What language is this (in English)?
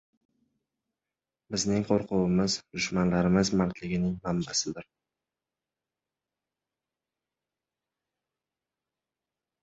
Uzbek